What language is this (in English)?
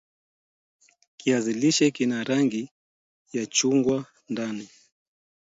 Swahili